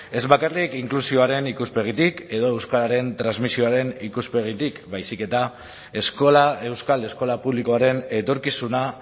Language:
Basque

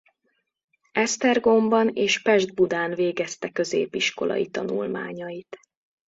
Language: Hungarian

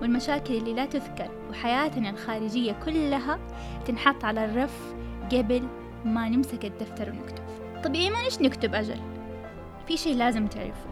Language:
Arabic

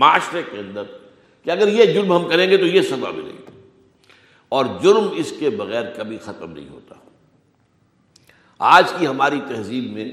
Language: Urdu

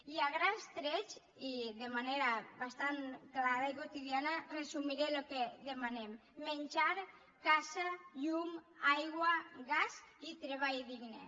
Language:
Catalan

